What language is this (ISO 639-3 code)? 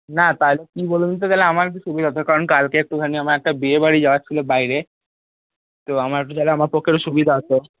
ben